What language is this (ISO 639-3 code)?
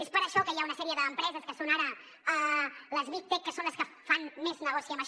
cat